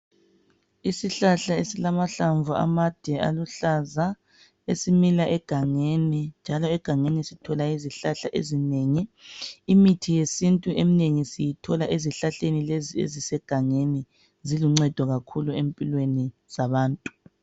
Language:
North Ndebele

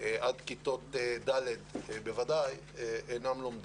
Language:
Hebrew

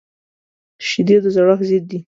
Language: Pashto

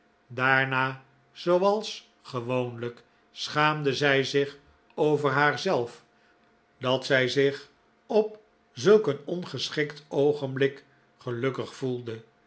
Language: Dutch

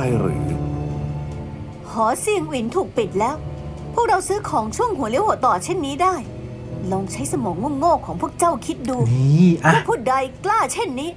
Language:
Thai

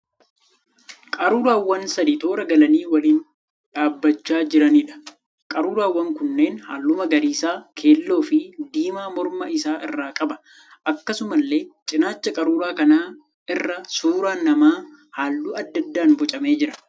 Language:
Oromo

